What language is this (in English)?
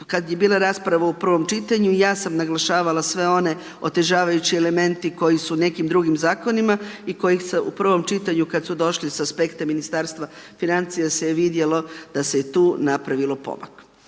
Croatian